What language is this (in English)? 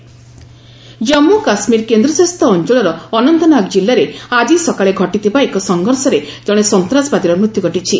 Odia